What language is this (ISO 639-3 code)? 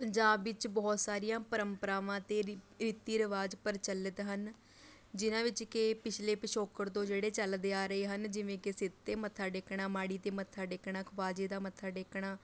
pan